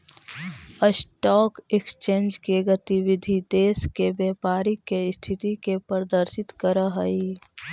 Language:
Magahi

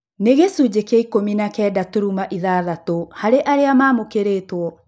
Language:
Kikuyu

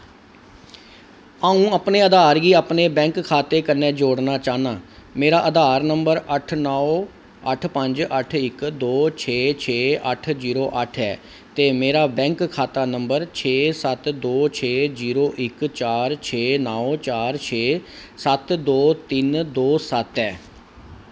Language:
Dogri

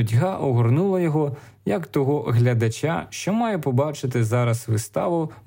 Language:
Ukrainian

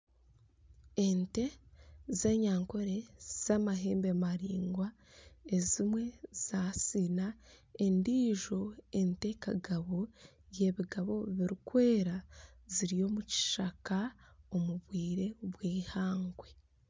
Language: Nyankole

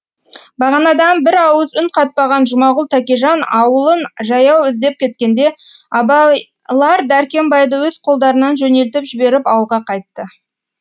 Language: Kazakh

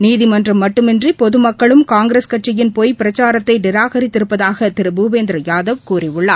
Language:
Tamil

